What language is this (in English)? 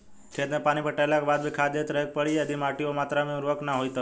Bhojpuri